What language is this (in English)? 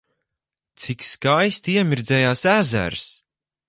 Latvian